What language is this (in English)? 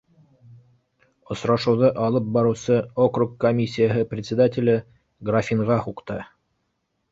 Bashkir